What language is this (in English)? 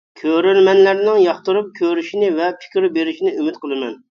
Uyghur